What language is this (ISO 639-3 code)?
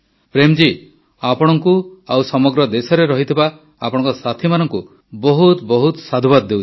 ori